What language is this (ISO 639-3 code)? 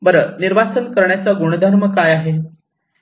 mar